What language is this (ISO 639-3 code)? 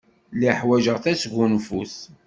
kab